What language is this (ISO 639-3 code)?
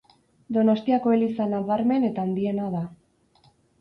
eus